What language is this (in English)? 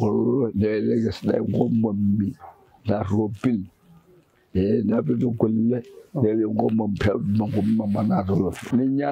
Indonesian